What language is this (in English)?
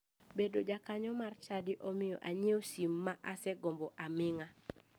Luo (Kenya and Tanzania)